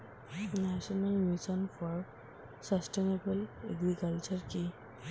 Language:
Bangla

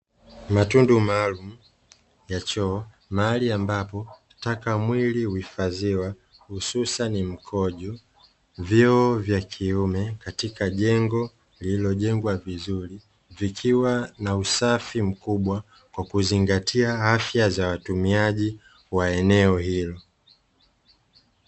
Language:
Swahili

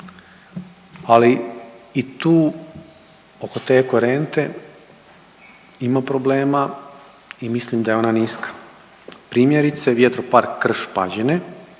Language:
Croatian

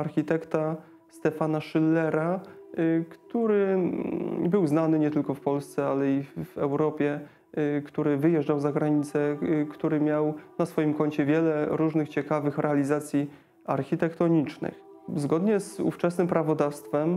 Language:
Polish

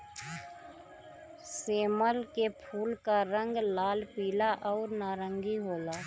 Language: Bhojpuri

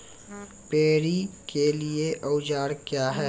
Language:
Maithili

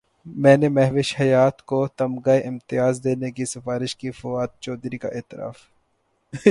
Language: Urdu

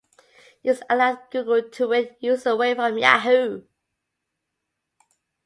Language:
English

